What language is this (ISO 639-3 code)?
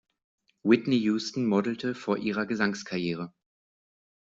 deu